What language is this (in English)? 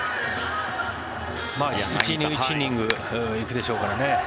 Japanese